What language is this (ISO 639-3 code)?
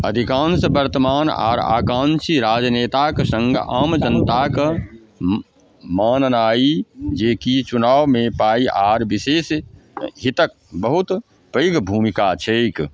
mai